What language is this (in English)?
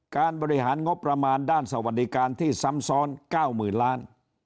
Thai